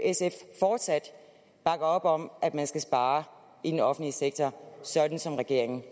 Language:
Danish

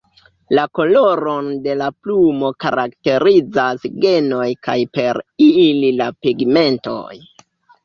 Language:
Esperanto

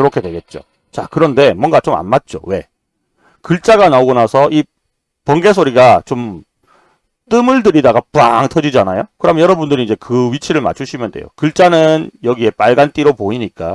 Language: Korean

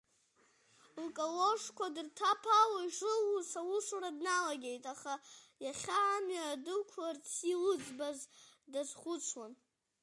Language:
Abkhazian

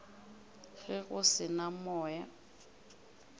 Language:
Northern Sotho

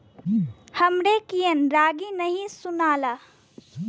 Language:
Bhojpuri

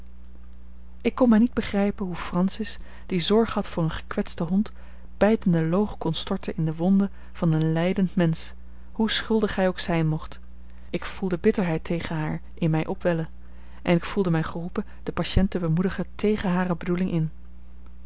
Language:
Dutch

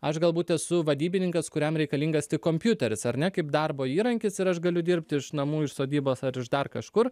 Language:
Lithuanian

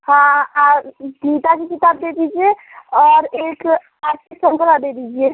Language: Hindi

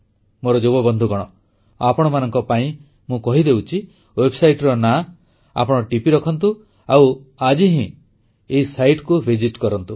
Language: Odia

